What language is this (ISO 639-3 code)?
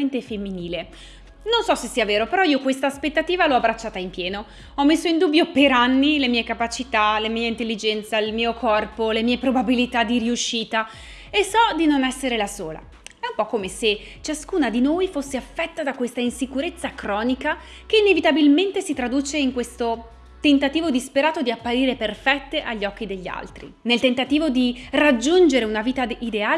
ita